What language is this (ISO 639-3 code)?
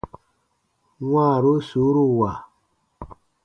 bba